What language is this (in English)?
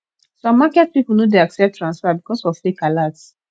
Nigerian Pidgin